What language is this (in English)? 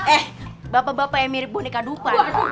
Indonesian